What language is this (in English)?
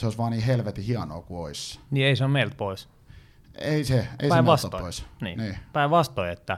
Finnish